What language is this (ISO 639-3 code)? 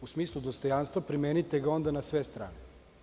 srp